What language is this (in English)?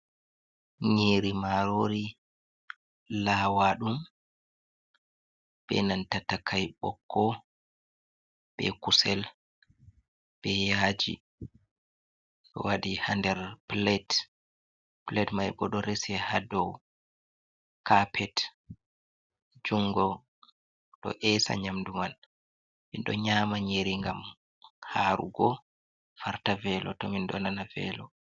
Fula